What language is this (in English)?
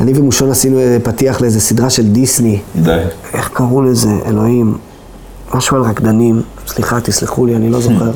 Hebrew